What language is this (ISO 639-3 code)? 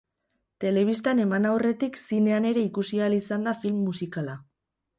eus